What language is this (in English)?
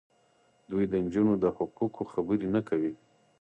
Pashto